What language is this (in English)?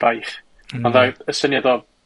Welsh